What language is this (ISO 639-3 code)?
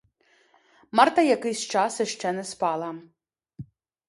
ukr